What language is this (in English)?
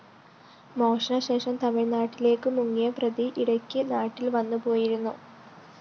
Malayalam